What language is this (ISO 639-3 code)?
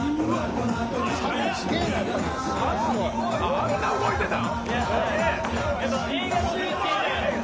jpn